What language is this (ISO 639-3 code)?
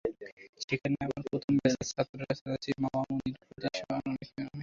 ben